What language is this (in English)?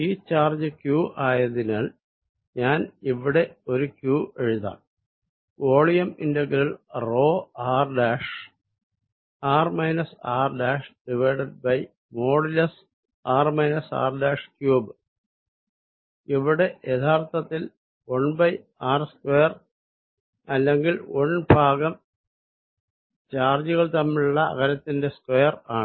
Malayalam